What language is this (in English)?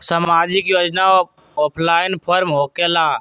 Magahi